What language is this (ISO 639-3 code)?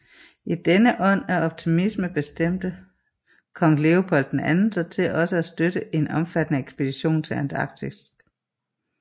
dan